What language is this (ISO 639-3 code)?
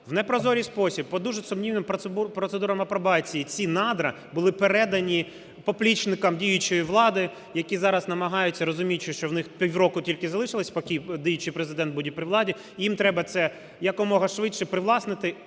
ukr